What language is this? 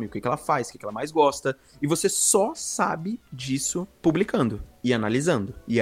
Portuguese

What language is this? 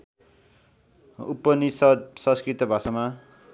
Nepali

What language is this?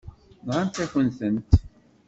Kabyle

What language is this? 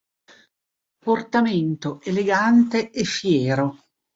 Italian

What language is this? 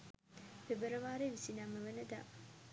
Sinhala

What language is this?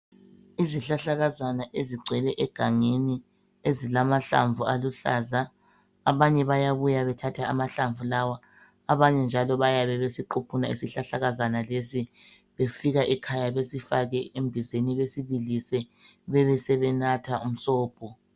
North Ndebele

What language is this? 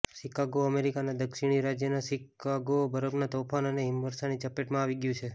Gujarati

